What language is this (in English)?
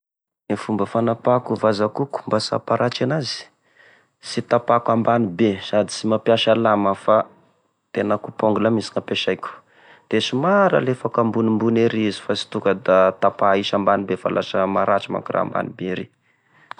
Tesaka Malagasy